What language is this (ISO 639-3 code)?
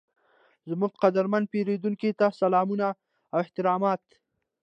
pus